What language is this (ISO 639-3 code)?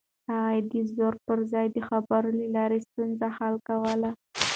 pus